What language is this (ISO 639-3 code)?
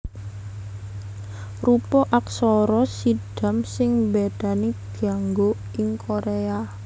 jav